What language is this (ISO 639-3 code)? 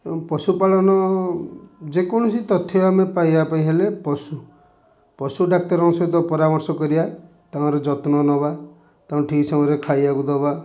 ori